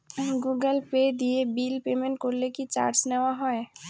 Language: Bangla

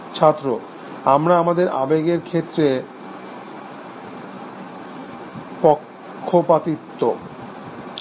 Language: Bangla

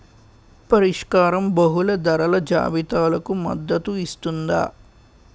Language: Telugu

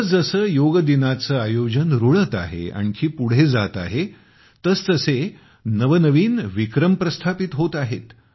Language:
Marathi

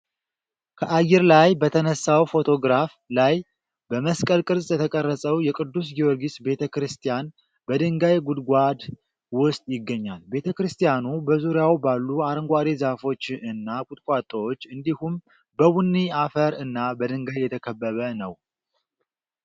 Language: Amharic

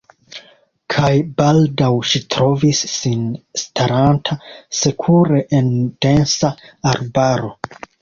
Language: Esperanto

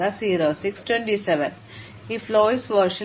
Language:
Malayalam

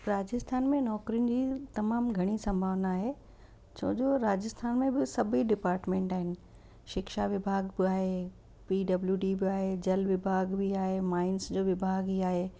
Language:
Sindhi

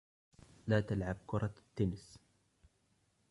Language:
Arabic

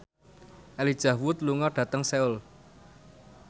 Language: Javanese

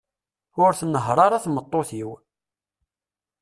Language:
Kabyle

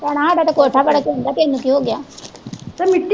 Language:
Punjabi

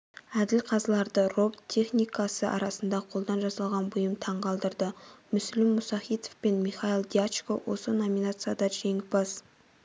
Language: Kazakh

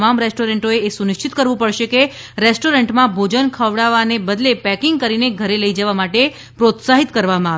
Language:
Gujarati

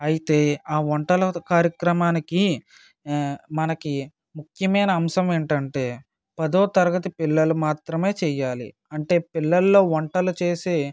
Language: Telugu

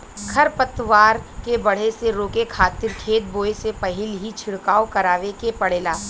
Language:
Bhojpuri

